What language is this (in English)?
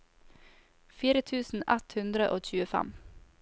Norwegian